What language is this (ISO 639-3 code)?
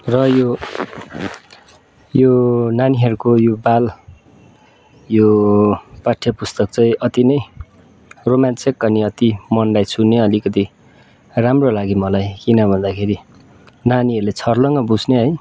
nep